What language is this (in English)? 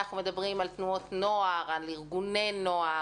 Hebrew